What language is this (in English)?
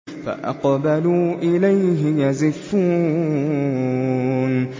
Arabic